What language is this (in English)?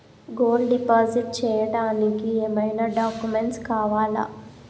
Telugu